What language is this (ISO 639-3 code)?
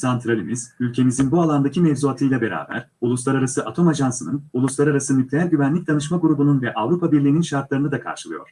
tur